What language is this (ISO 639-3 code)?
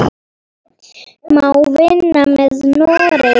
isl